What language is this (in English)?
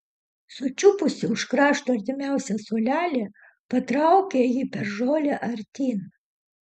Lithuanian